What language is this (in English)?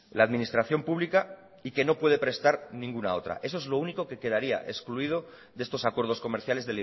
Spanish